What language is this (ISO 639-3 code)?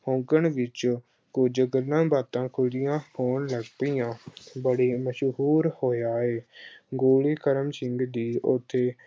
pan